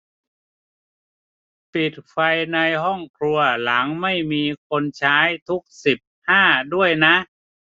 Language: Thai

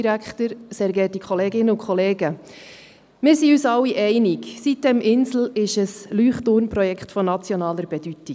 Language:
Swiss German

